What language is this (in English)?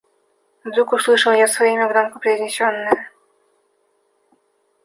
Russian